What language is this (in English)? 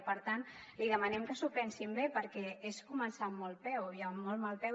Catalan